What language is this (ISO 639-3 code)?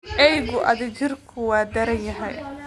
som